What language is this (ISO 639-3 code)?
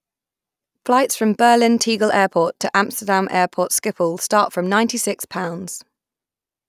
eng